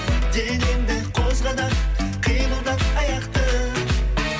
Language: Kazakh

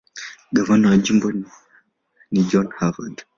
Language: Swahili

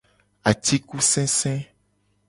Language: Gen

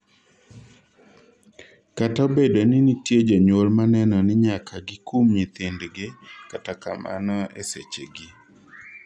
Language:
Luo (Kenya and Tanzania)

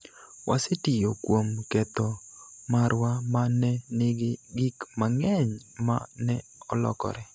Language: Luo (Kenya and Tanzania)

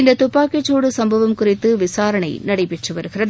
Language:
Tamil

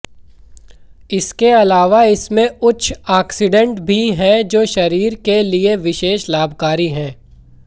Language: Hindi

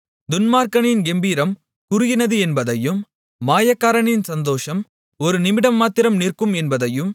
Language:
Tamil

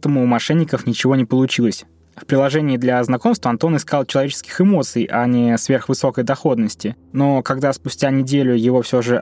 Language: Russian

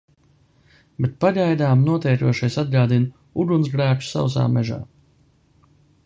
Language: Latvian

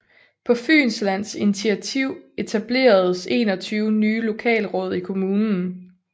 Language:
Danish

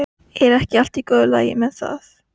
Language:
Icelandic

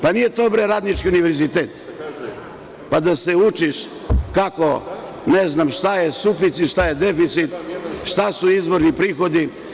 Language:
Serbian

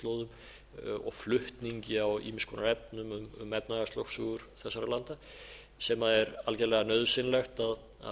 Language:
Icelandic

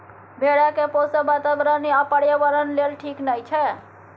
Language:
Maithili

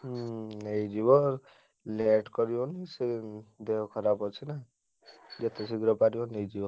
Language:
Odia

